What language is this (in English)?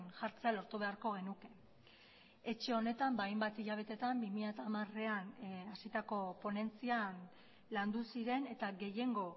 Basque